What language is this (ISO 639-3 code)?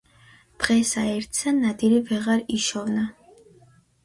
kat